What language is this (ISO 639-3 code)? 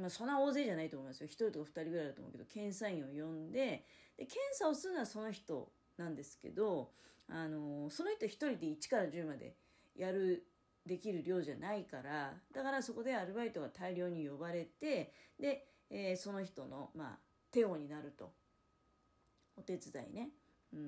jpn